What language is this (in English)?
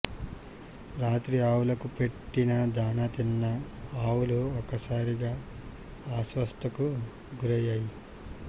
Telugu